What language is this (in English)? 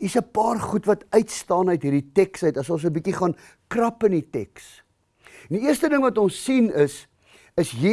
Dutch